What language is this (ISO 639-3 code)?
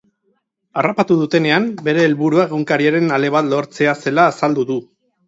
eus